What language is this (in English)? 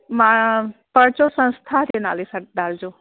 Sindhi